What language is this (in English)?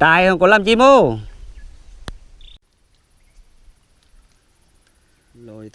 Vietnamese